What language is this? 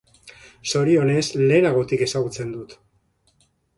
Basque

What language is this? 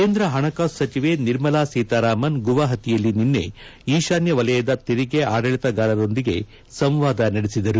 Kannada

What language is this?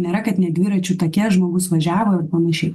Lithuanian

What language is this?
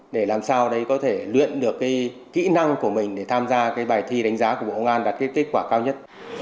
Vietnamese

